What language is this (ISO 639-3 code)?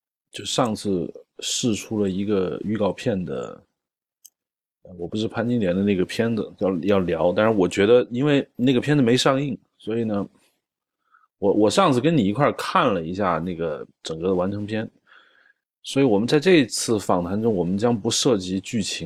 zho